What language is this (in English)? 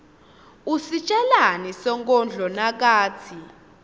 Swati